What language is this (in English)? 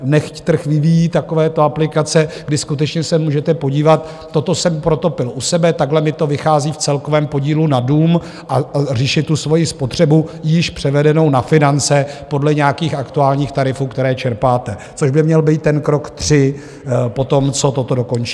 Czech